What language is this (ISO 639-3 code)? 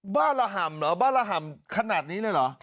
tha